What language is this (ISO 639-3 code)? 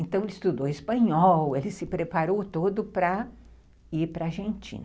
por